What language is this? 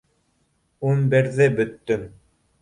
Bashkir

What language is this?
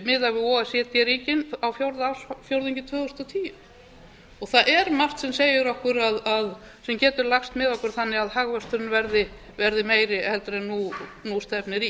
Icelandic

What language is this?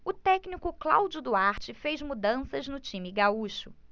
Portuguese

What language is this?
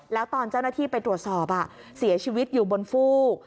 Thai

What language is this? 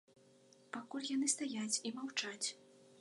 Belarusian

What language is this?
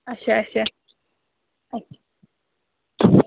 Kashmiri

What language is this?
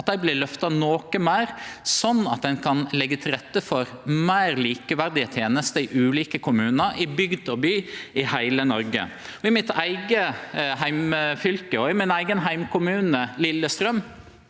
Norwegian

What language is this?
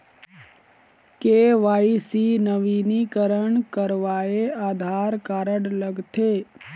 Chhattisgarhi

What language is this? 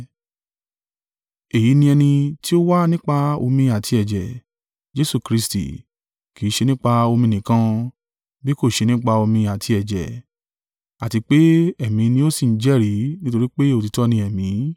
Yoruba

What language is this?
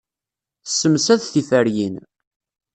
Kabyle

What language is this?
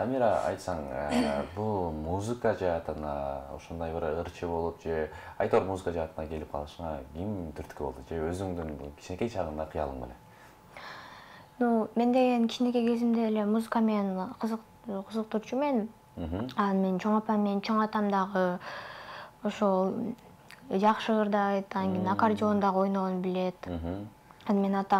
Turkish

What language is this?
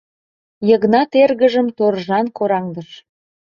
Mari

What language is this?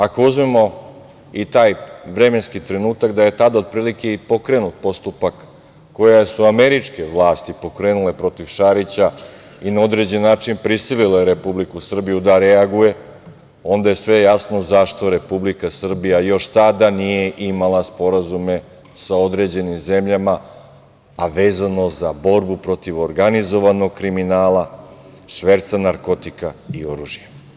Serbian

